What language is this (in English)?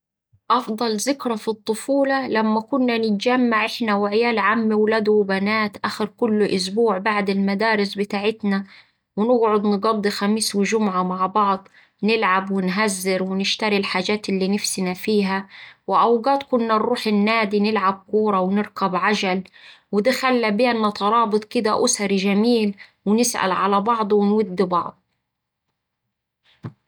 Saidi Arabic